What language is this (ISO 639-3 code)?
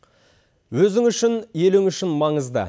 kaz